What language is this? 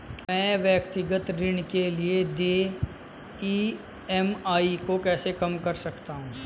Hindi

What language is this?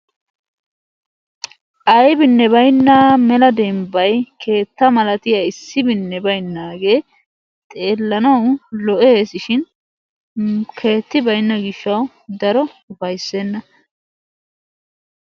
Wolaytta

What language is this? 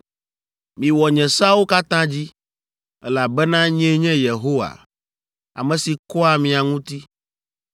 Ewe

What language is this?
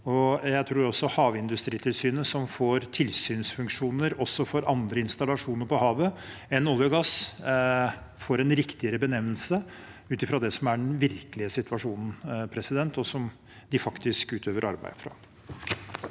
Norwegian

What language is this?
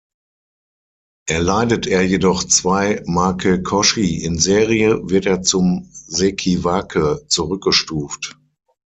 German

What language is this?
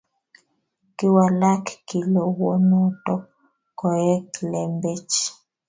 Kalenjin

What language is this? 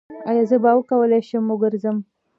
Pashto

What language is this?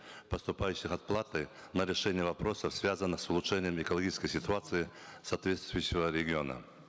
Kazakh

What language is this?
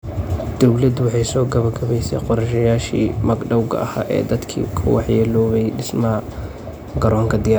Somali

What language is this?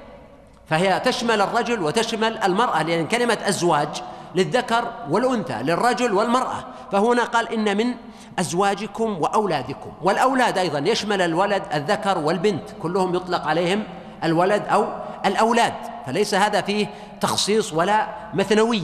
Arabic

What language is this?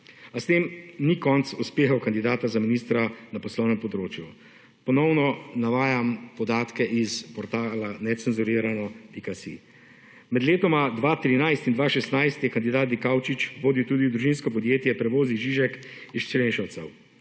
Slovenian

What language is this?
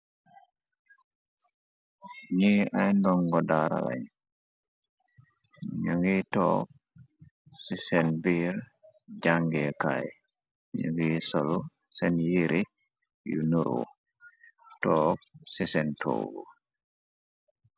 Wolof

